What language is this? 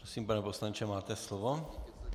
Czech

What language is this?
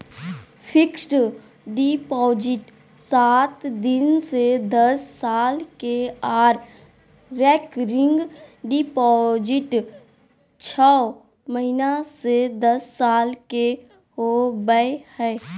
Magahi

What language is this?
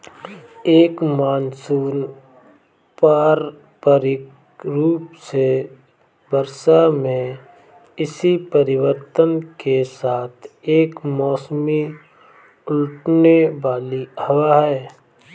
Hindi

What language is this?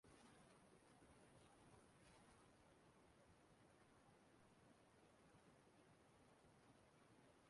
Igbo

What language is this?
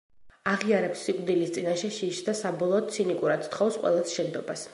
Georgian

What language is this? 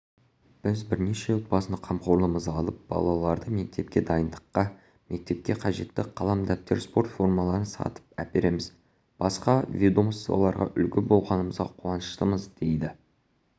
Kazakh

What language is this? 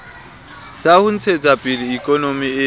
Southern Sotho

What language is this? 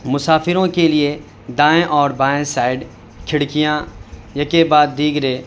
Urdu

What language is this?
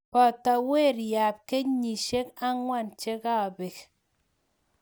Kalenjin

